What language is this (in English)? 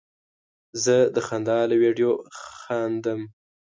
Pashto